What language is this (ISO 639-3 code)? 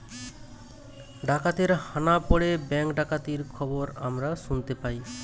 ben